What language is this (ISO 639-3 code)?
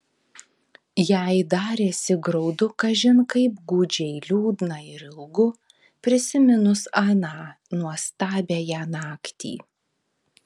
lit